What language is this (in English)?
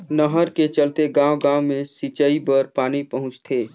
Chhattisgarhi